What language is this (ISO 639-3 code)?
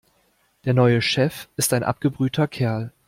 deu